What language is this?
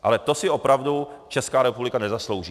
Czech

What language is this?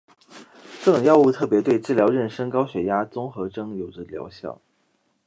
Chinese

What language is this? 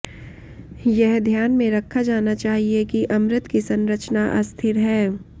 Hindi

